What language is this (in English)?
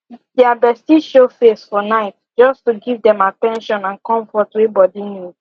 Nigerian Pidgin